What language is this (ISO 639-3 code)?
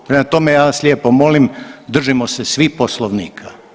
hrv